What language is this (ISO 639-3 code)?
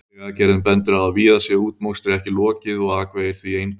isl